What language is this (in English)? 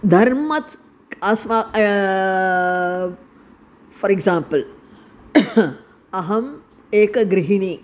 Sanskrit